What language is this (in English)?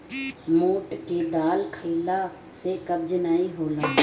Bhojpuri